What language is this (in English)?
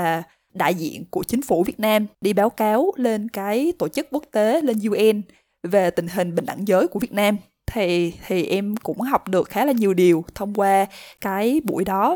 Vietnamese